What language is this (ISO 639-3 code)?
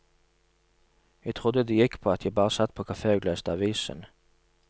nor